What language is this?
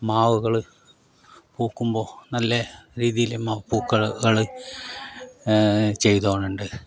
Malayalam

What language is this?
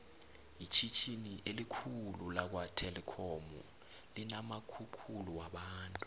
South Ndebele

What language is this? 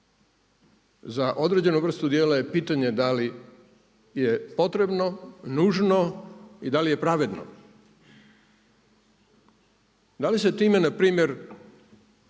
Croatian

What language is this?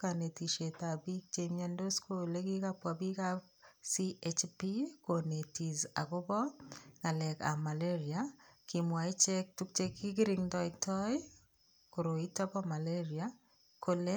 Kalenjin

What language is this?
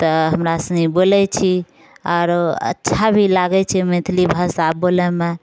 Maithili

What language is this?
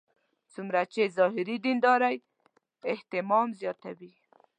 Pashto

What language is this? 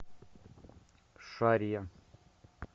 Russian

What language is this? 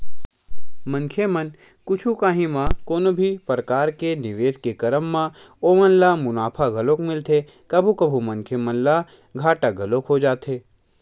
Chhattisgarhi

